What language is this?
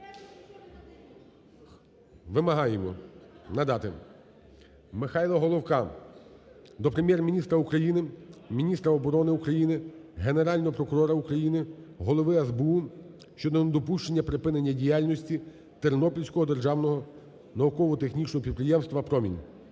Ukrainian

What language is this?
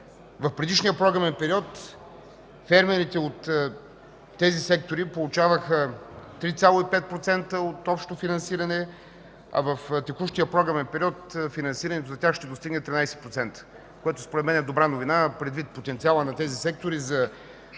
Bulgarian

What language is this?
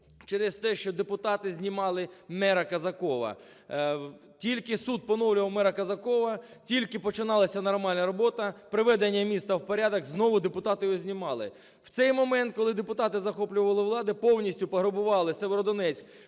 Ukrainian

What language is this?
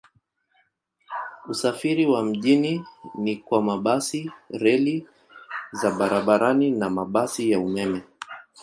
Swahili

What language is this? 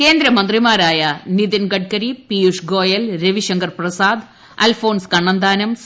Malayalam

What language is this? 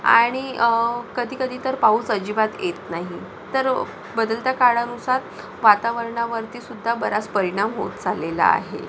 Marathi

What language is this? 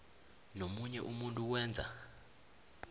South Ndebele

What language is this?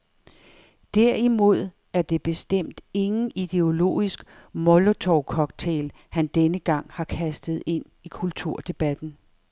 Danish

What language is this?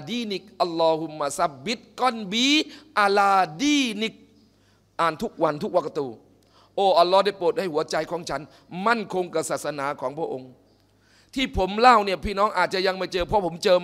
Thai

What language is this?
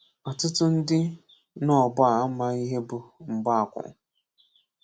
Igbo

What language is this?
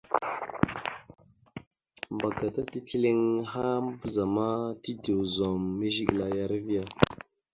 Mada (Cameroon)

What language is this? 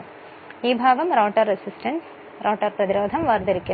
Malayalam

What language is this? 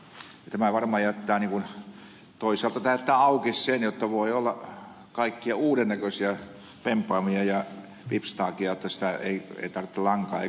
Finnish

